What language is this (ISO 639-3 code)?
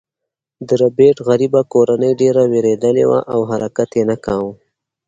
pus